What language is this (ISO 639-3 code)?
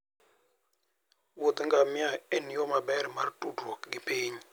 luo